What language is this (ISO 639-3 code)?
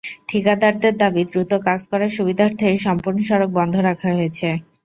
ben